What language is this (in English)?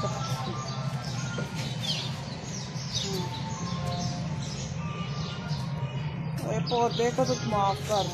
Romanian